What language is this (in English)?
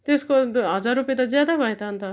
Nepali